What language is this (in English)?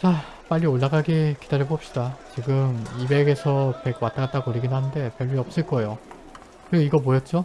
Korean